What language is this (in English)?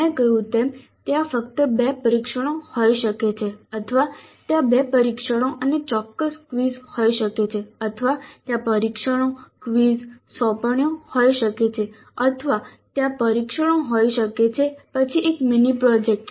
Gujarati